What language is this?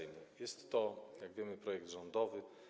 Polish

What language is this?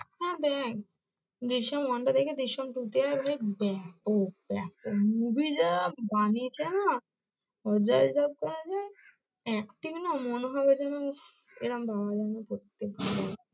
Bangla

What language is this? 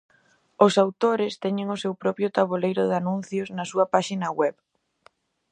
Galician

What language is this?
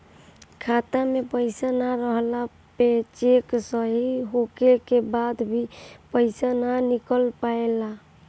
Bhojpuri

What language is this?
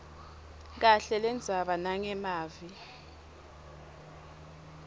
Swati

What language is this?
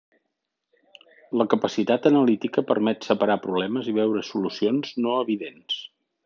Catalan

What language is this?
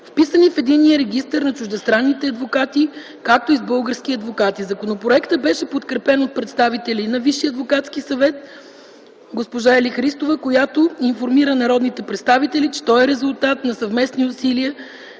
Bulgarian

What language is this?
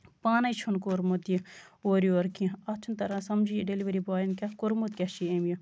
Kashmiri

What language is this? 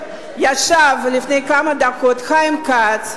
Hebrew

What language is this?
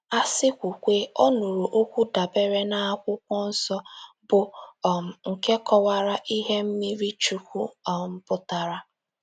Igbo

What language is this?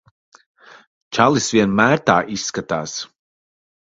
Latvian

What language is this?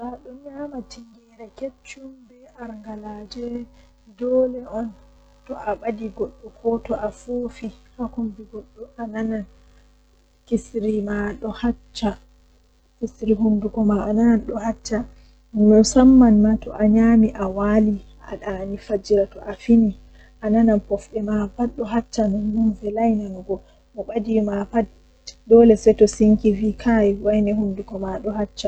Western Niger Fulfulde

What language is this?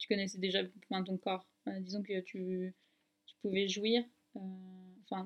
French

